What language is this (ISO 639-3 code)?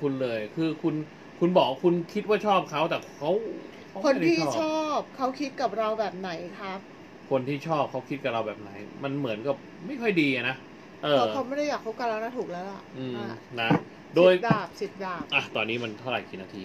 tha